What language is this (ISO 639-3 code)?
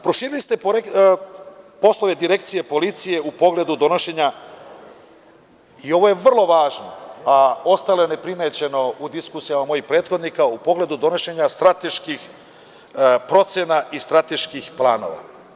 srp